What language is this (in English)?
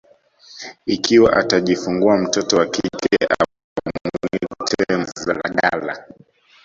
Swahili